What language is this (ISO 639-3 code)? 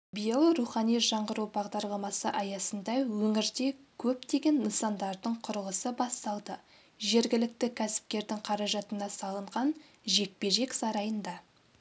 kaz